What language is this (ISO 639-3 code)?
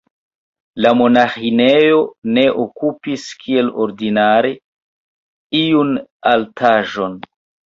epo